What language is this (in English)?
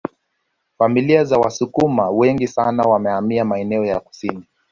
Swahili